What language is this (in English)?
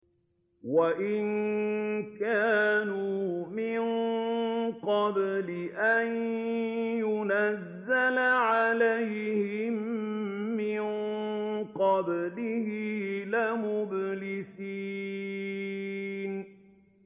Arabic